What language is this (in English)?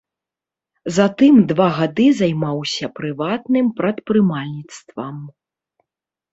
Belarusian